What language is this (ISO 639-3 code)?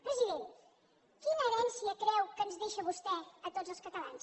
cat